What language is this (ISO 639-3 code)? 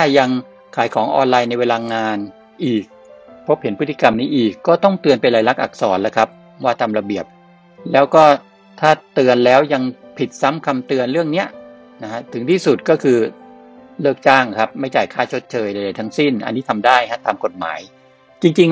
tha